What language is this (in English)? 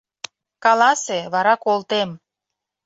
Mari